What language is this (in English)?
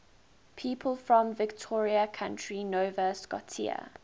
English